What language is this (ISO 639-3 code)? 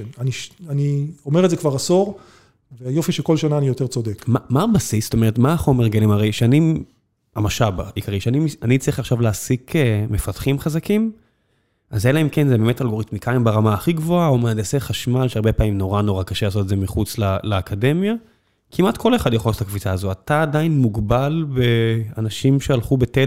heb